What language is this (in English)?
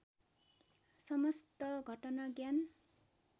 Nepali